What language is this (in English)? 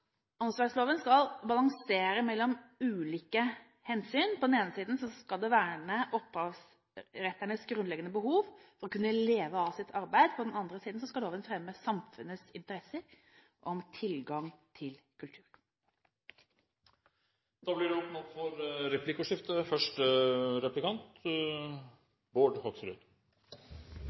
Norwegian Bokmål